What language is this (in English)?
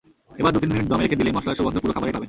Bangla